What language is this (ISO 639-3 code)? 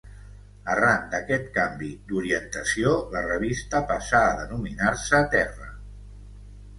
cat